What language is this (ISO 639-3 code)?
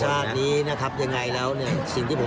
tha